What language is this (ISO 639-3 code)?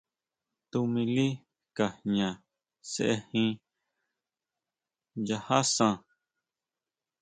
mau